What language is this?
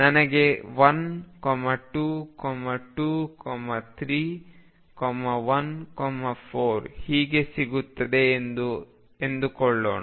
Kannada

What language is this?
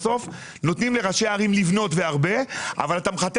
Hebrew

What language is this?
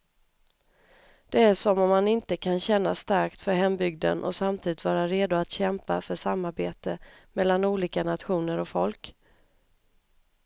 Swedish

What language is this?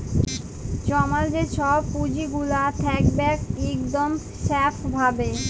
Bangla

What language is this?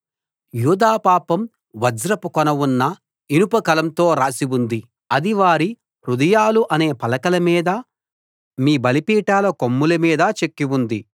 Telugu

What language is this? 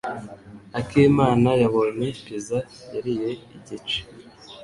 Kinyarwanda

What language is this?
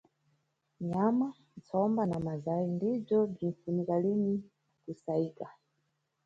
Nyungwe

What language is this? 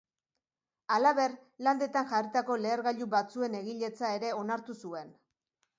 Basque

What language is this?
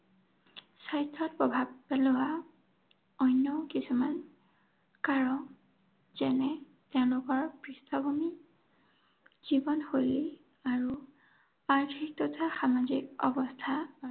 Assamese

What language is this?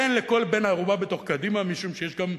Hebrew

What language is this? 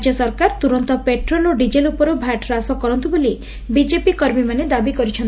Odia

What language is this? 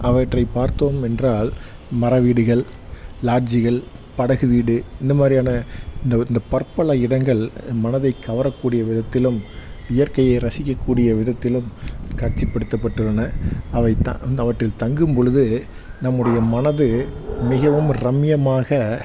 Tamil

